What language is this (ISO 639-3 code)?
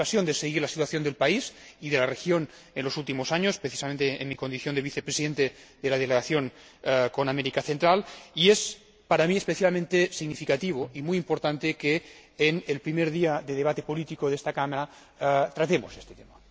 spa